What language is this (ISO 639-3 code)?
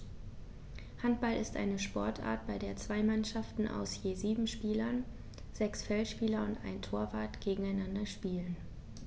deu